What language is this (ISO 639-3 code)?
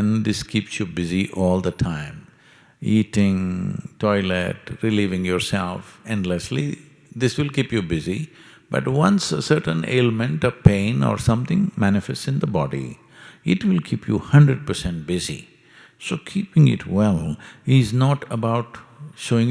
eng